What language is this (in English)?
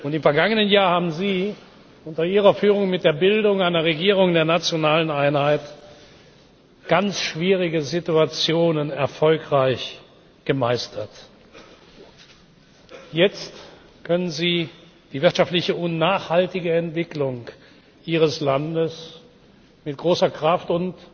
German